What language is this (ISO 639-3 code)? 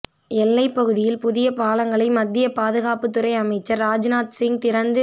tam